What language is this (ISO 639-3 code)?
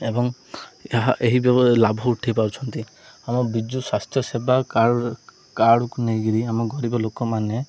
ori